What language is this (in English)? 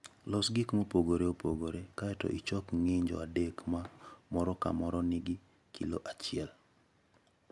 Luo (Kenya and Tanzania)